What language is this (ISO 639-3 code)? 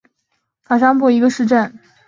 zho